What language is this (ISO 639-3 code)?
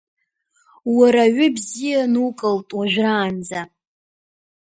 abk